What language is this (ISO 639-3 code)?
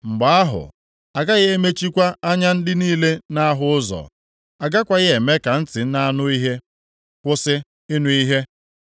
ibo